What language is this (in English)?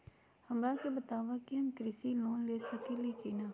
Magahi